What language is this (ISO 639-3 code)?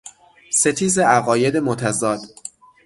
fas